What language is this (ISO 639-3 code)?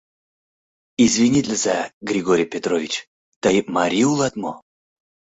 chm